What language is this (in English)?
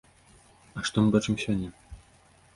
Belarusian